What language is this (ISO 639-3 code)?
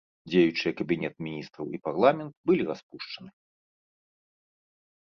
bel